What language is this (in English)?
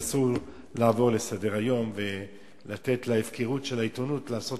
Hebrew